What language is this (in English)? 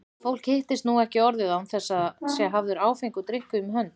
Icelandic